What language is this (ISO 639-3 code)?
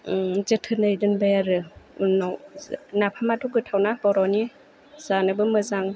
brx